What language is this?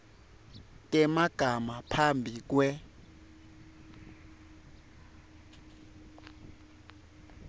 Swati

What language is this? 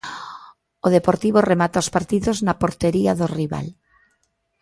Galician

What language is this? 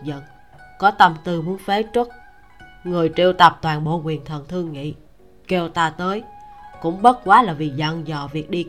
Vietnamese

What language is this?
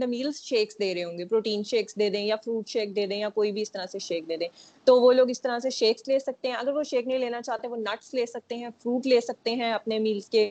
Urdu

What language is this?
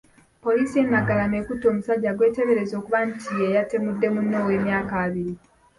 Ganda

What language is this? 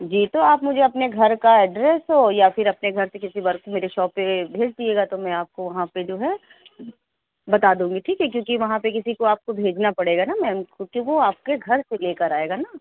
Urdu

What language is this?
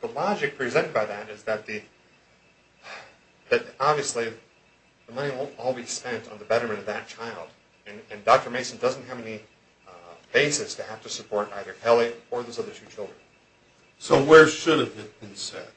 English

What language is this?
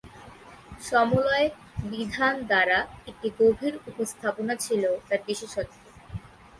Bangla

